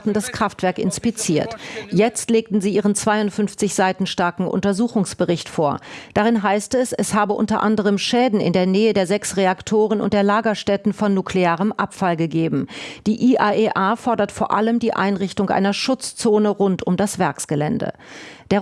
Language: German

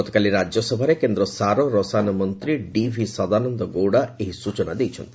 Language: Odia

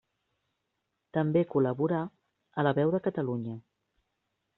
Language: Catalan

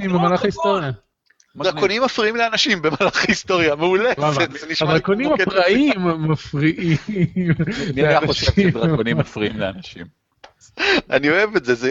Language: Hebrew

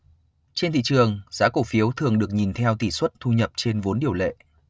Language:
Vietnamese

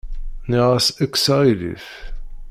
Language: Kabyle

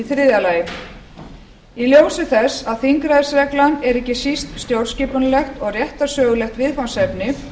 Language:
Icelandic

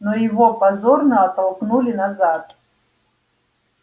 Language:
Russian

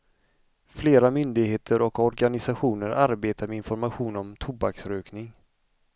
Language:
Swedish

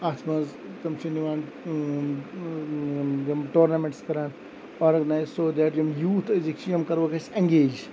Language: Kashmiri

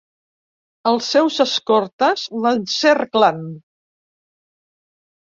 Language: Catalan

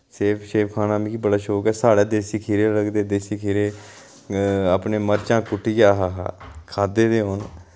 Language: Dogri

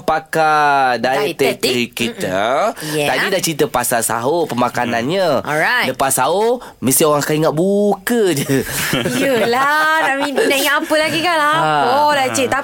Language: Malay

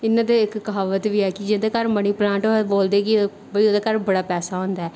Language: Dogri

